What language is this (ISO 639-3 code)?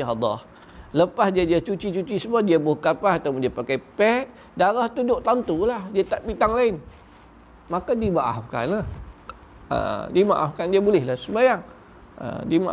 msa